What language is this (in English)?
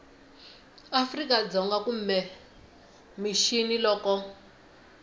Tsonga